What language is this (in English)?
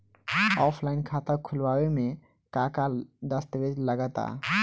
Bhojpuri